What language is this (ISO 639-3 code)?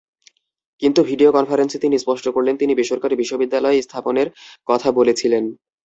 ben